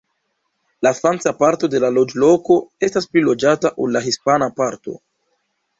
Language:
Esperanto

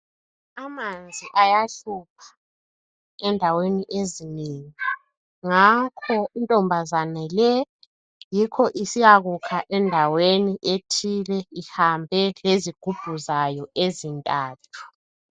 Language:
North Ndebele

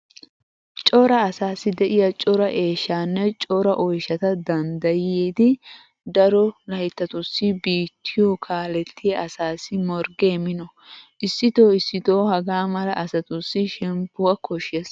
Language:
Wolaytta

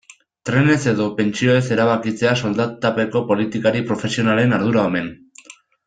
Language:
Basque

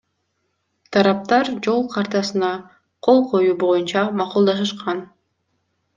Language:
Kyrgyz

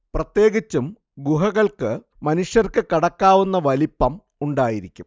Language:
Malayalam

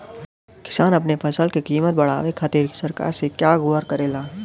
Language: Bhojpuri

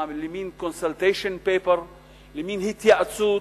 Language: Hebrew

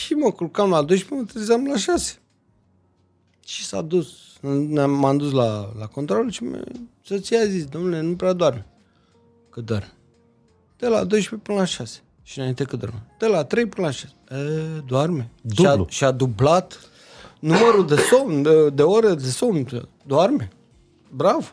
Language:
Romanian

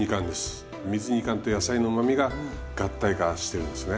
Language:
Japanese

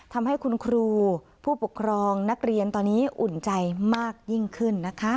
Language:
Thai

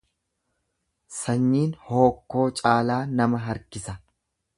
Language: Oromo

